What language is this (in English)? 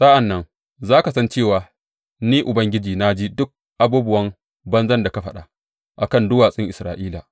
Hausa